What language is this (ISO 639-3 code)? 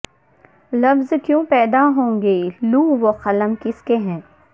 urd